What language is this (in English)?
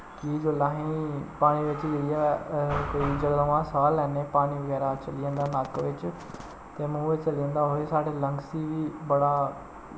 Dogri